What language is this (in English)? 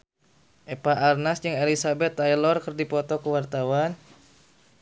Sundanese